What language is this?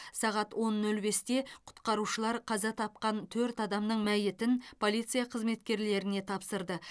Kazakh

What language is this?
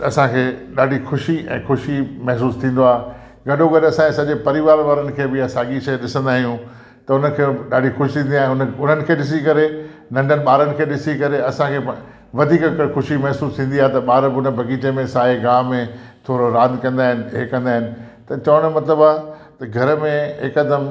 Sindhi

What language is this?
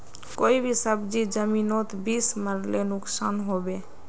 Magahi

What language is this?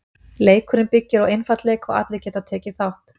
Icelandic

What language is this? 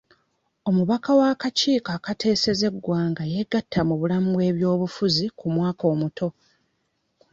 Ganda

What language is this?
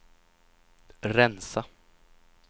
Swedish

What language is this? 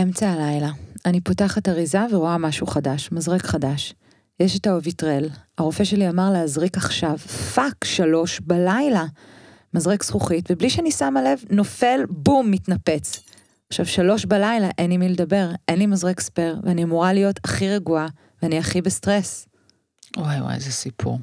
Hebrew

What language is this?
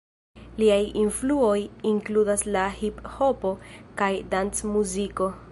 Esperanto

